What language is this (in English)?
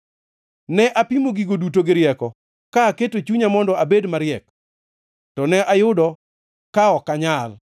Luo (Kenya and Tanzania)